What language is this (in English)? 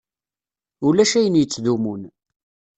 Kabyle